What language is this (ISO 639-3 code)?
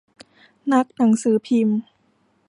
tha